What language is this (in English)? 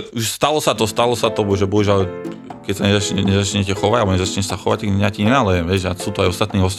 Slovak